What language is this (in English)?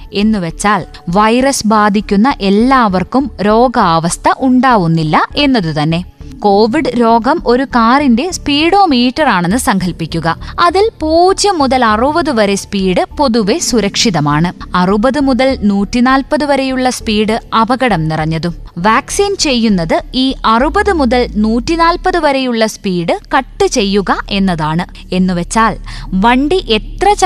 Malayalam